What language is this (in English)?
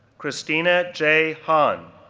English